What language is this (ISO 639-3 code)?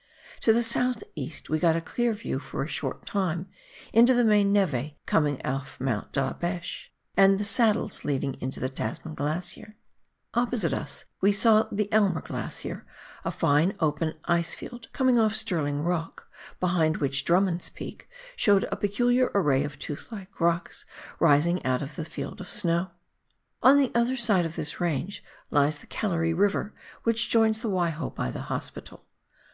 eng